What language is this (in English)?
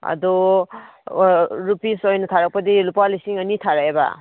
Manipuri